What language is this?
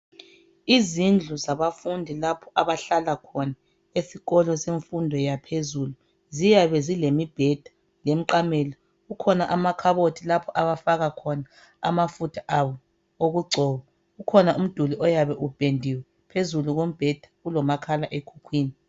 North Ndebele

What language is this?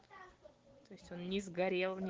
Russian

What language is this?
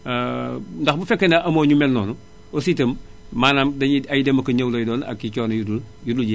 Wolof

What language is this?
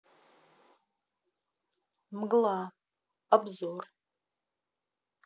Russian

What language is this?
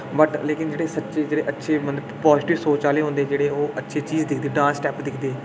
Dogri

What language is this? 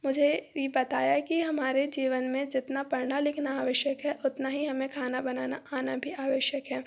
Hindi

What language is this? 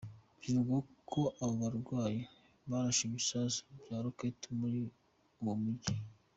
Kinyarwanda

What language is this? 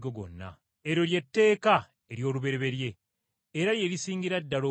Ganda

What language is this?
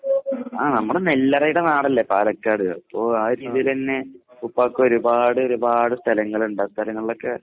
Malayalam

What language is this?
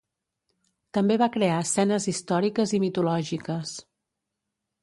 Catalan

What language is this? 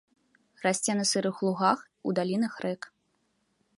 Belarusian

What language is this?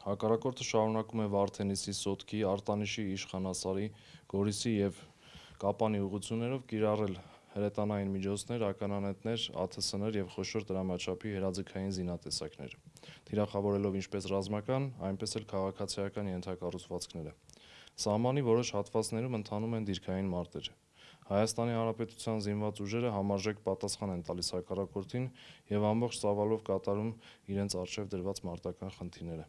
Turkish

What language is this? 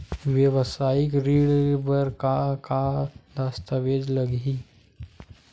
Chhattisgarhi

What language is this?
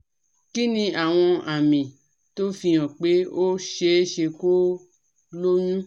Yoruba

